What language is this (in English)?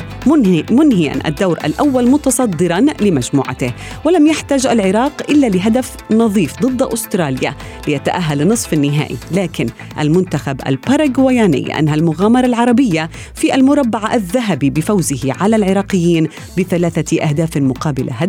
Arabic